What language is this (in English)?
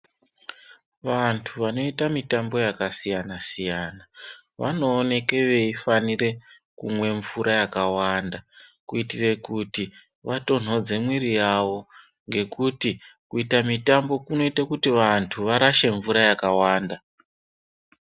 Ndau